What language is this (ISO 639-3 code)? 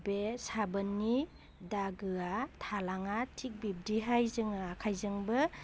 brx